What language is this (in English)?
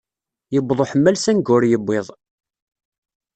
Kabyle